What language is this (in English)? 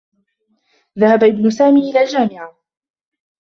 Arabic